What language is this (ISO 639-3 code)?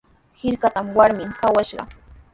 qws